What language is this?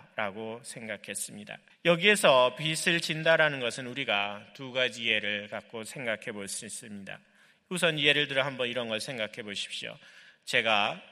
Korean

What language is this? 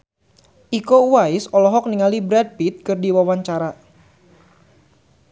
Sundanese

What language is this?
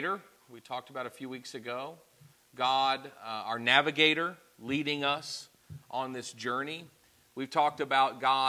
English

